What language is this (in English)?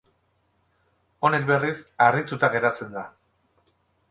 Basque